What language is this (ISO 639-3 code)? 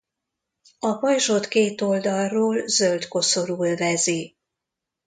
hun